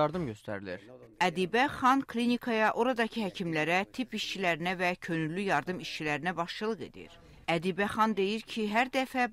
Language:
Turkish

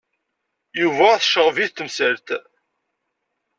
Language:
Kabyle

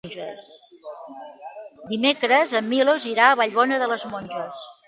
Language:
Catalan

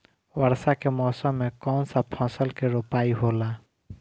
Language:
Bhojpuri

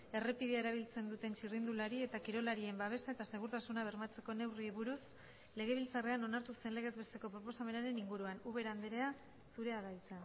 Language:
Basque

